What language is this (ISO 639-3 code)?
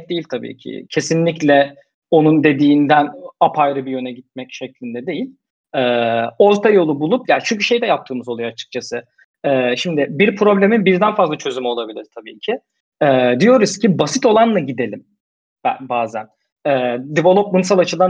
tur